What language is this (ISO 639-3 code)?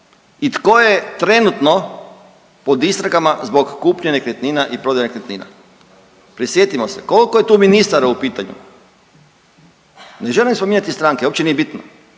hrv